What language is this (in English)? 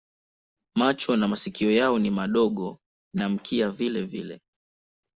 Swahili